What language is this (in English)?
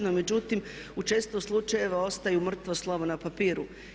Croatian